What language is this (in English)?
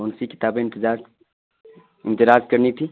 Urdu